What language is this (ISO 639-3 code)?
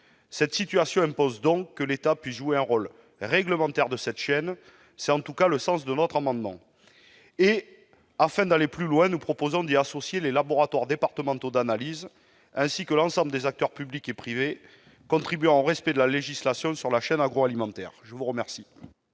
fra